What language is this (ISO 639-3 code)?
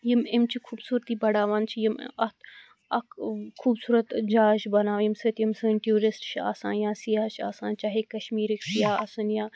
kas